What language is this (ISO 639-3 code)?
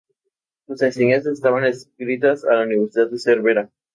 spa